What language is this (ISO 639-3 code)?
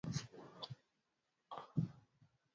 swa